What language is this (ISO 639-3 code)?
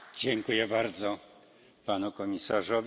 pol